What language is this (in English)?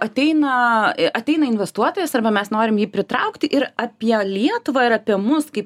Lithuanian